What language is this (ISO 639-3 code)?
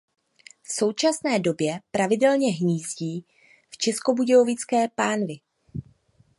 ces